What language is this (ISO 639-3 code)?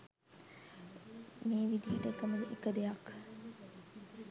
sin